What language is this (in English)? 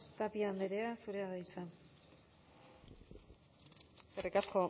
Basque